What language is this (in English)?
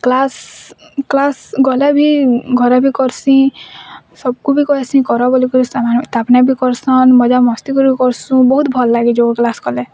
Odia